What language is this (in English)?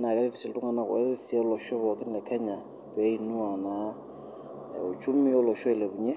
Masai